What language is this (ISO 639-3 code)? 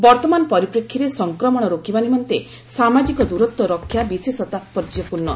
ori